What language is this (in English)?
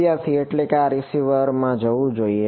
Gujarati